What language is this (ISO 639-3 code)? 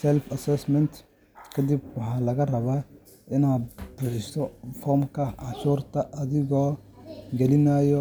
som